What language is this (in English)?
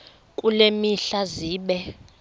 Xhosa